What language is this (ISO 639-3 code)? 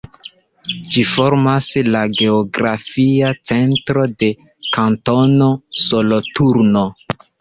epo